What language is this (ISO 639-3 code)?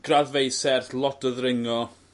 cym